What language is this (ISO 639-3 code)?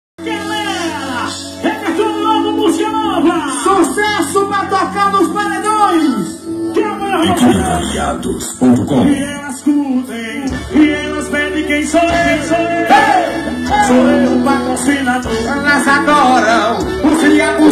ron